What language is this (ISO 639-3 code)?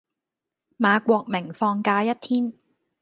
yue